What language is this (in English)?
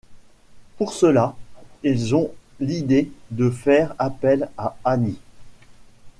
French